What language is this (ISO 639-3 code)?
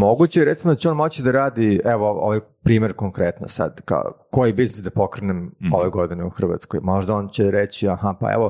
hrv